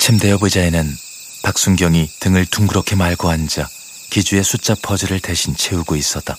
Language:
Korean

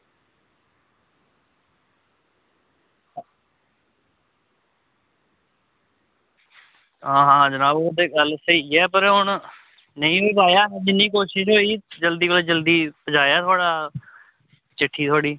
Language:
Dogri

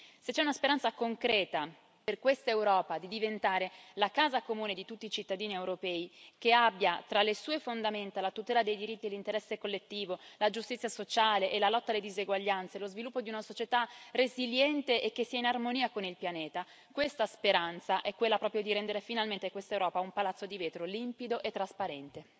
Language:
Italian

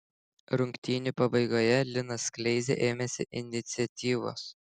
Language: Lithuanian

